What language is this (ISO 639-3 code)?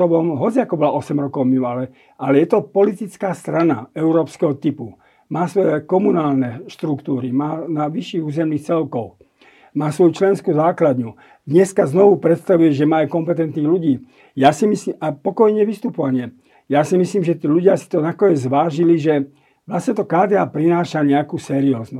slk